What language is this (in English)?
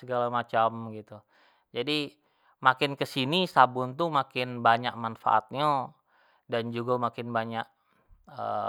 Jambi Malay